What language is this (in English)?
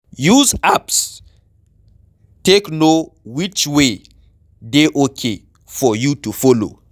Nigerian Pidgin